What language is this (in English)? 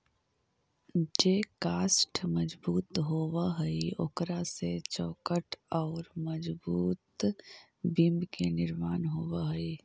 Magahi